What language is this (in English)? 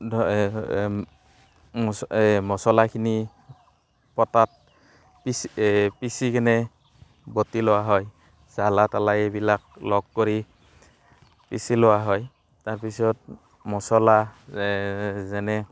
Assamese